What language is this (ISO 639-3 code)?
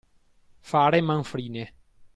ita